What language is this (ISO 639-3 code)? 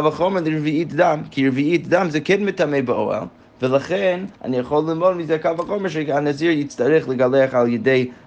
heb